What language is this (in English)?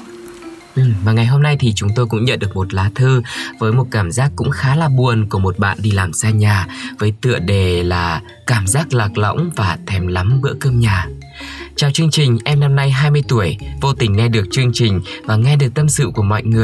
Vietnamese